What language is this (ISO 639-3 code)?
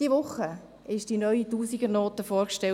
gsw